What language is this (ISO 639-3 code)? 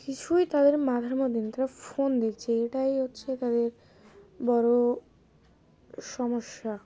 ben